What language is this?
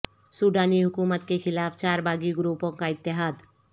Urdu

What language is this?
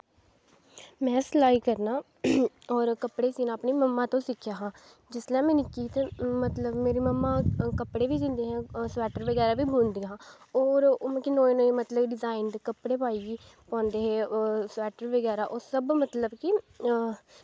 Dogri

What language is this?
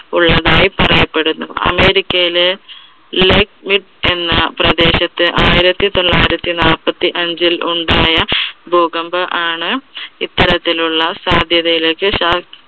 Malayalam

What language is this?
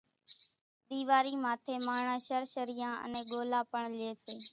Kachi Koli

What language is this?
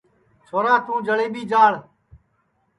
Sansi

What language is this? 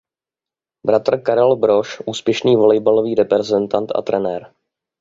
Czech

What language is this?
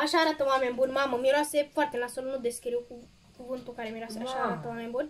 Romanian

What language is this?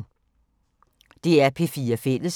Danish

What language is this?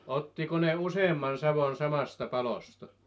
Finnish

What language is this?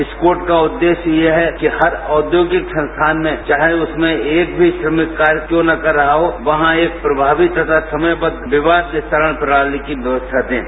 Hindi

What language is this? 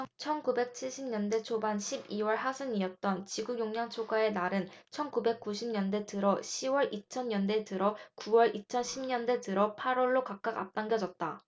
Korean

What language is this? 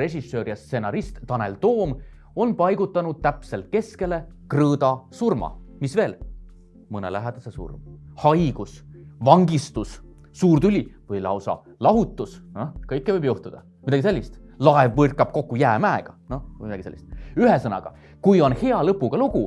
Estonian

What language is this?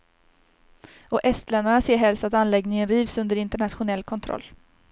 Swedish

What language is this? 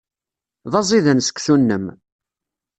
Kabyle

